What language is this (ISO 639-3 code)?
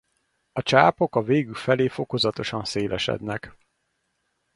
hun